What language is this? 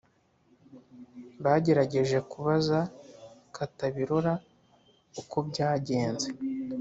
Kinyarwanda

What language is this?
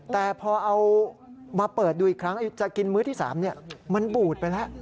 Thai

